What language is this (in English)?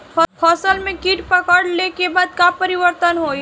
Bhojpuri